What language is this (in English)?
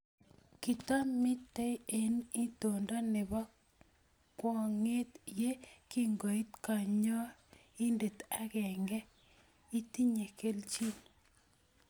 Kalenjin